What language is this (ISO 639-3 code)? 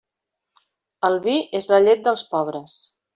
cat